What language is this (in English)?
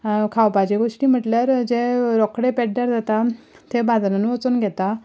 Konkani